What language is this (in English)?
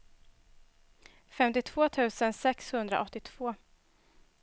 Swedish